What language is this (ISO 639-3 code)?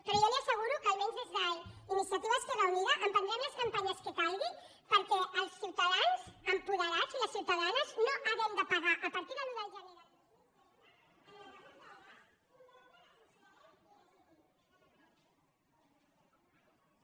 cat